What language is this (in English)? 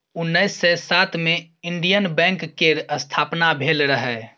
Maithili